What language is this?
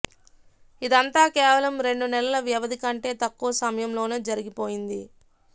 Telugu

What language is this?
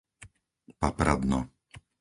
Slovak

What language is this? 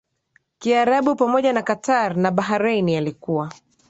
Swahili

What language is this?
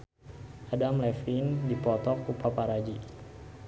Sundanese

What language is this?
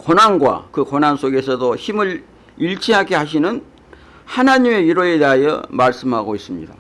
Korean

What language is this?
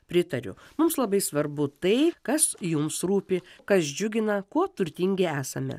Lithuanian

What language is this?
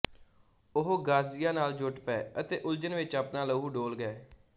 Punjabi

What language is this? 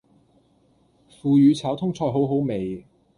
Cantonese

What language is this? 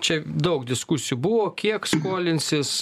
Lithuanian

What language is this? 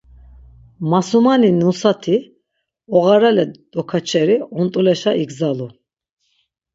Laz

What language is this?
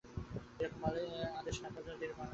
Bangla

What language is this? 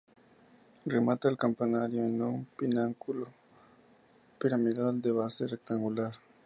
Spanish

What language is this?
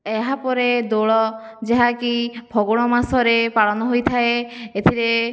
Odia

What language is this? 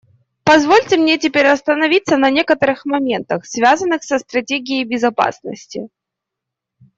Russian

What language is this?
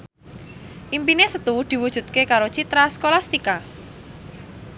Javanese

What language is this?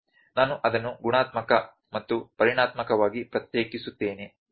Kannada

